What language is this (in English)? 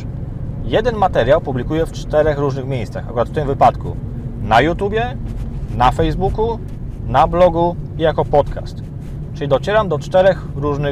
Polish